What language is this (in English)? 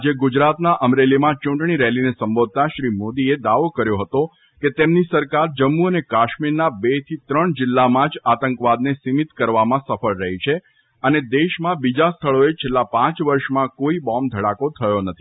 Gujarati